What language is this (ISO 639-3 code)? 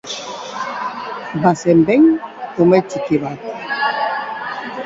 eus